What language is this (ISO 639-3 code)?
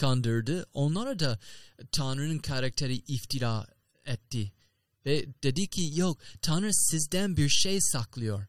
tur